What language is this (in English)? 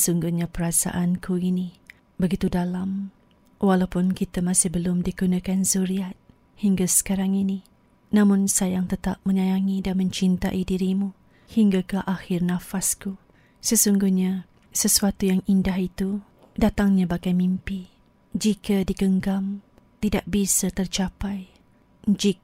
Malay